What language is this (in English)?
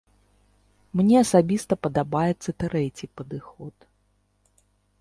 Belarusian